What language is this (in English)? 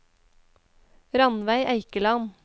Norwegian